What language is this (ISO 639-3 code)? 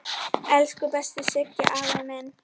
isl